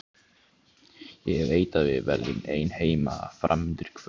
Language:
Icelandic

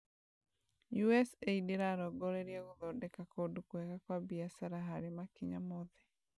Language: Kikuyu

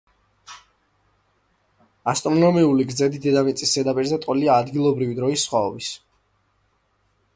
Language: Georgian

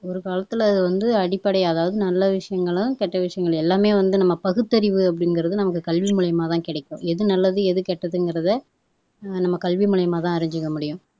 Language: Tamil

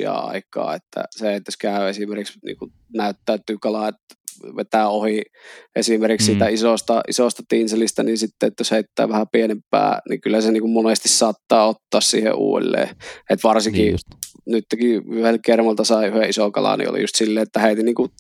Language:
Finnish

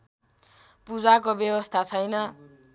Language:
Nepali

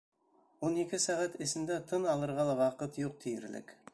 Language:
Bashkir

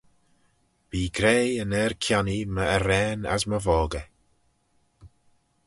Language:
Manx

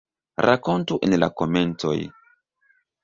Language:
Esperanto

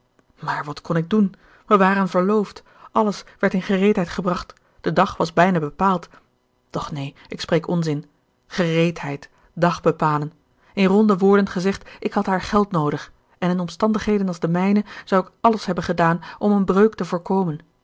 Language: Dutch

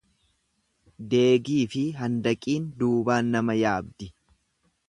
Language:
Oromo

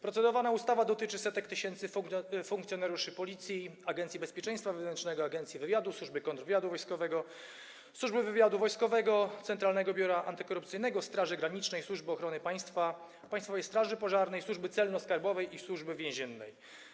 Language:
Polish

